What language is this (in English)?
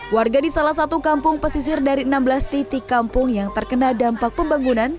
Indonesian